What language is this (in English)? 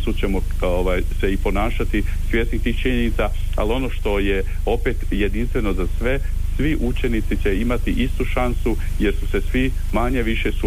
Croatian